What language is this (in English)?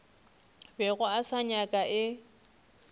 Northern Sotho